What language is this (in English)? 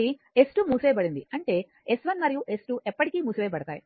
Telugu